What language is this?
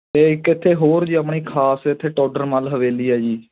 Punjabi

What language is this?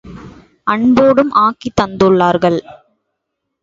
Tamil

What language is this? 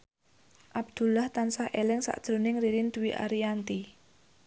Javanese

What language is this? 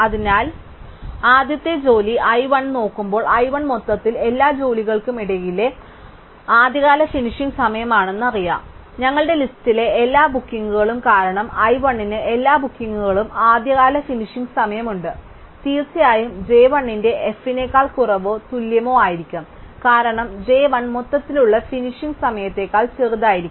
Malayalam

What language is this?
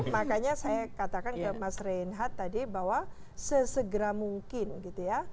Indonesian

